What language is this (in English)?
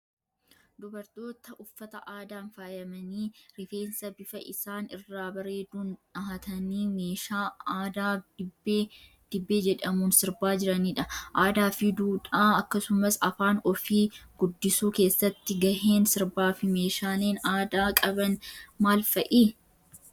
Oromo